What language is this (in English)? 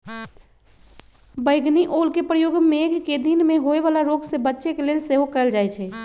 Magahi